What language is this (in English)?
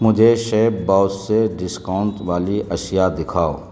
Urdu